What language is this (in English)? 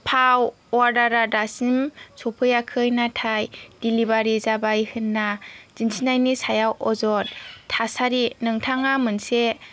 Bodo